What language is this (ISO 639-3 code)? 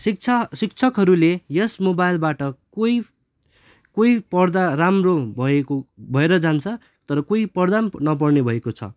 nep